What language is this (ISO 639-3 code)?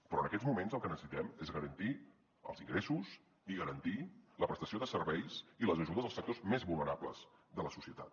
cat